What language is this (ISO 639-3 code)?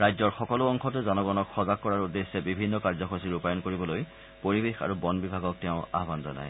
asm